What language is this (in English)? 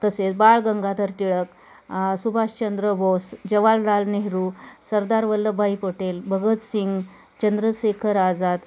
Marathi